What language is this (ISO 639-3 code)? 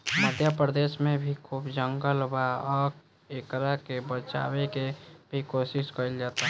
bho